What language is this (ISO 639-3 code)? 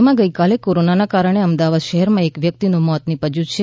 guj